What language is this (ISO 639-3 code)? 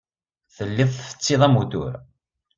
kab